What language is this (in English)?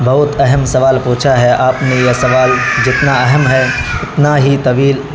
Urdu